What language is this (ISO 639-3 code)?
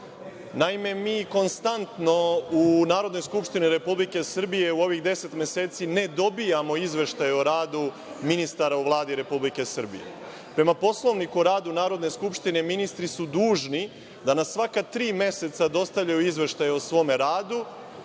srp